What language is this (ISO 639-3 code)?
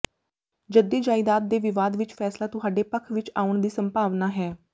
pan